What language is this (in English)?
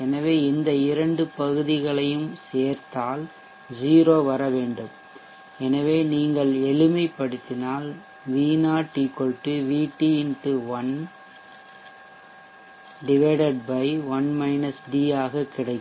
Tamil